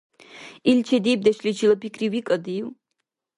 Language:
Dargwa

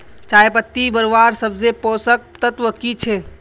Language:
Magahi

